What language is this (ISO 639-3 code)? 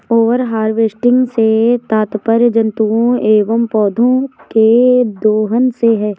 hin